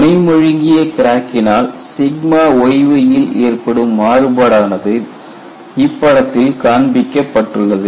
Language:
Tamil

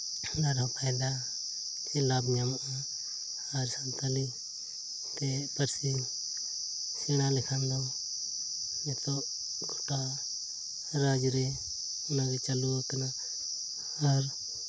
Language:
Santali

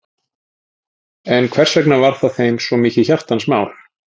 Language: Icelandic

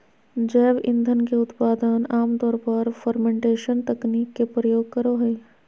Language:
Magahi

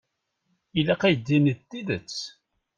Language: Kabyle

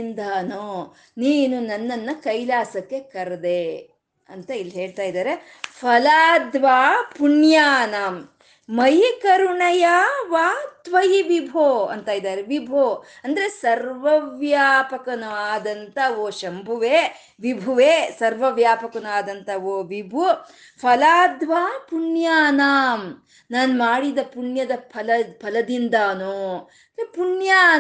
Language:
Kannada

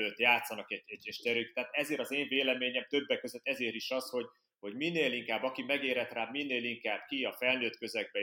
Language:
Hungarian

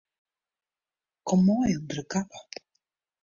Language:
Western Frisian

